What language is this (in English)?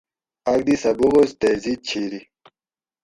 Gawri